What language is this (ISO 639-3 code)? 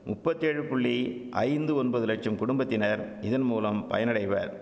tam